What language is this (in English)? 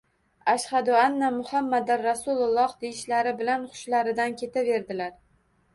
Uzbek